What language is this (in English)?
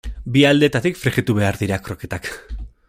Basque